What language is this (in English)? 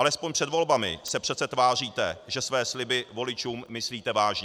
Czech